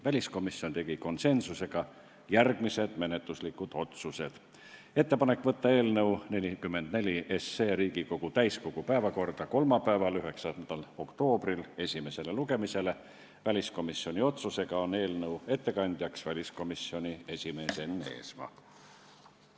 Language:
Estonian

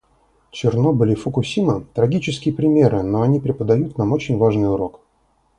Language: Russian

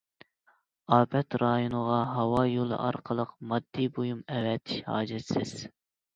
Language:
Uyghur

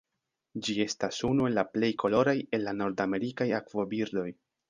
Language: Esperanto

